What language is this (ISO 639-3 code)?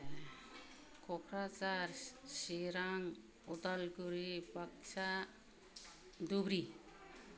brx